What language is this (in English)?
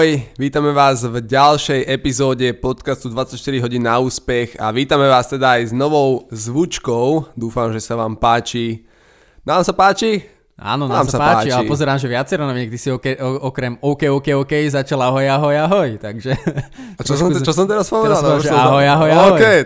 Slovak